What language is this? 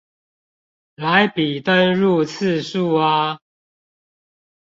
Chinese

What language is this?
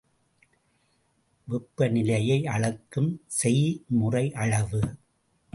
Tamil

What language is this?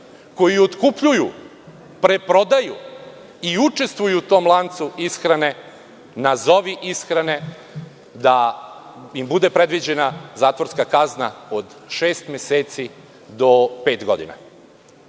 Serbian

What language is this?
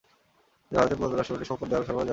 Bangla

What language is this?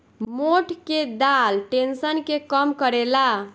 Bhojpuri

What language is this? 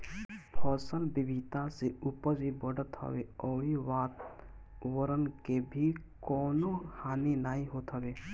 Bhojpuri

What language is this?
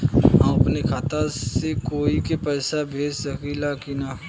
Bhojpuri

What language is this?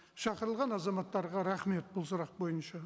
Kazakh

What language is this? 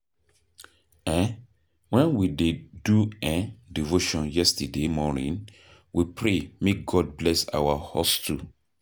Nigerian Pidgin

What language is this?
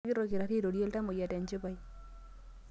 Masai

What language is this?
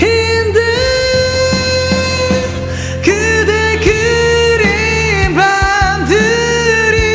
Korean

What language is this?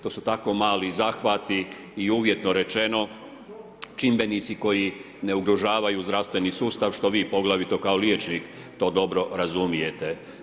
Croatian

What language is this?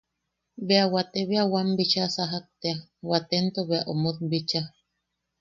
Yaqui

